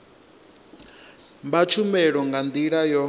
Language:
Venda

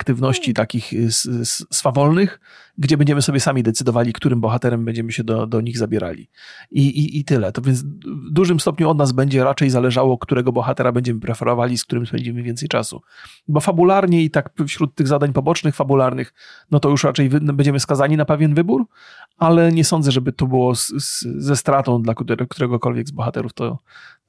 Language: Polish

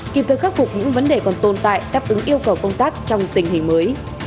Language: Vietnamese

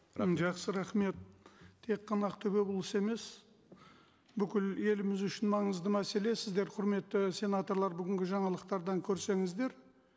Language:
Kazakh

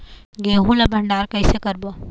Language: Chhattisgarhi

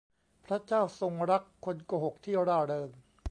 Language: Thai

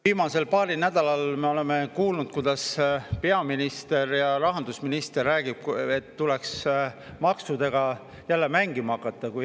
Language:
Estonian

